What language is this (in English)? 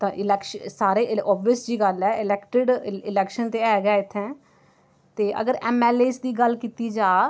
Dogri